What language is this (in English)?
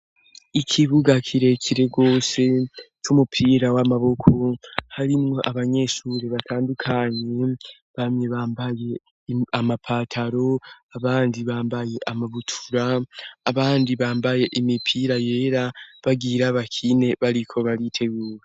Rundi